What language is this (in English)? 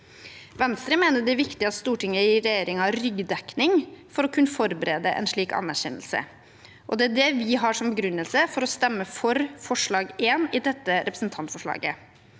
Norwegian